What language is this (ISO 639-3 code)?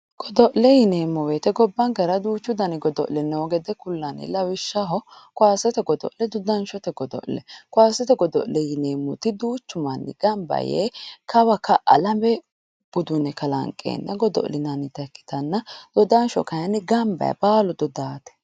sid